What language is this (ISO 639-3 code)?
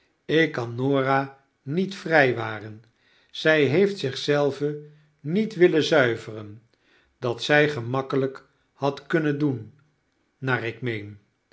nld